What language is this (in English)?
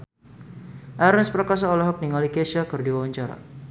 Sundanese